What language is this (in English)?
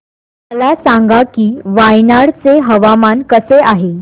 Marathi